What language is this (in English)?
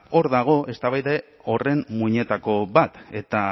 Basque